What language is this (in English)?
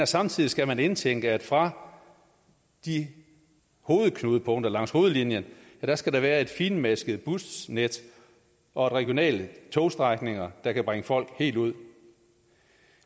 Danish